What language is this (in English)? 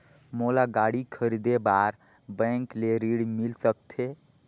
Chhattisgarhi